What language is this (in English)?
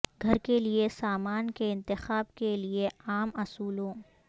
Urdu